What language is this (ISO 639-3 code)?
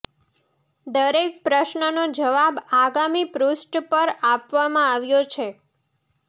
guj